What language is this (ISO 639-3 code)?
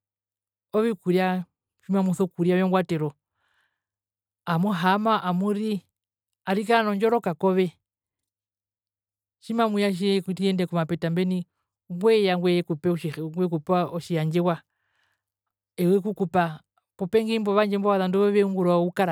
her